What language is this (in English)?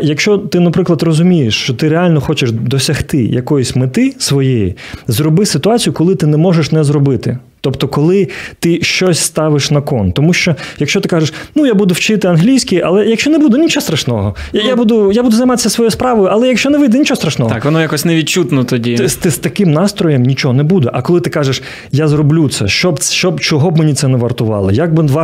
Ukrainian